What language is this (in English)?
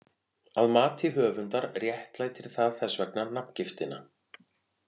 Icelandic